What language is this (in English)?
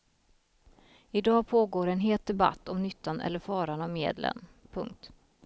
Swedish